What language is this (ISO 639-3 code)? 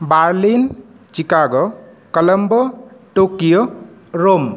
san